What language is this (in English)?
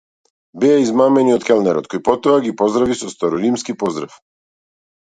Macedonian